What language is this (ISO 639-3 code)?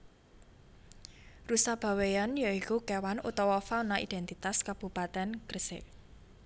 jav